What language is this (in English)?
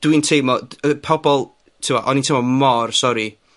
Welsh